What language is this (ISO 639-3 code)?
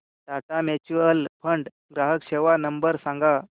mar